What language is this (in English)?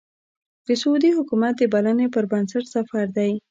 Pashto